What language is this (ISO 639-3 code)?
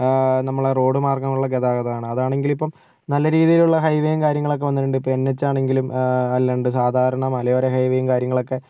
mal